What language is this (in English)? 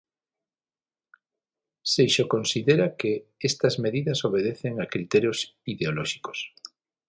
Galician